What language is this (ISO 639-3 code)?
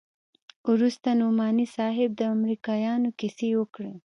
pus